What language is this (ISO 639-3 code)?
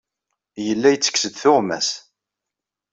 kab